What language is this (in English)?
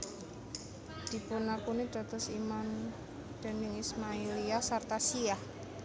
Javanese